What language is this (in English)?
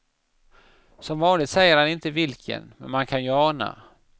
Swedish